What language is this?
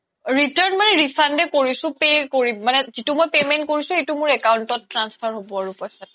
Assamese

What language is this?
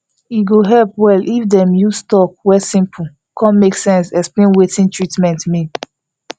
Nigerian Pidgin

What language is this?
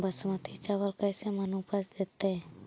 Magahi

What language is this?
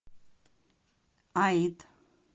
Russian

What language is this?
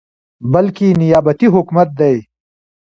Pashto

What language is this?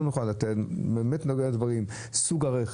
Hebrew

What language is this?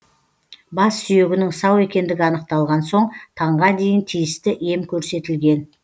Kazakh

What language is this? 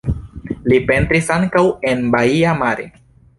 Esperanto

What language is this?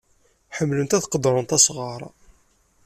Kabyle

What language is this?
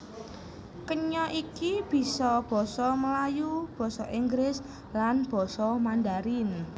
Javanese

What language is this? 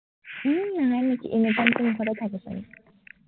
Assamese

